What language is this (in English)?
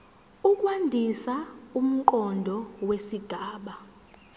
Zulu